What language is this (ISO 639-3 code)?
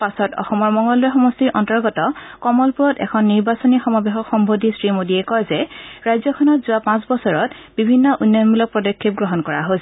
asm